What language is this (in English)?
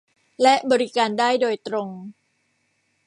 Thai